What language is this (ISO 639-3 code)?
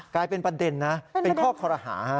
tha